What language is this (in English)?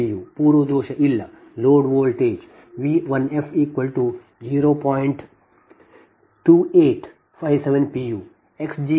Kannada